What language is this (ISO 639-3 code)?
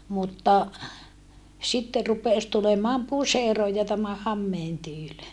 fin